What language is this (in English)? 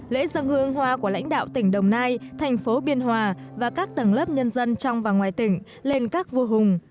Vietnamese